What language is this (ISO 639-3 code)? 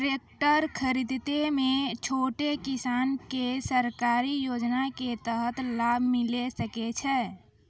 mai